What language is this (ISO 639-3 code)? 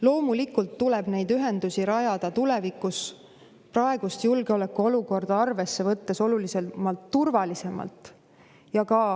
est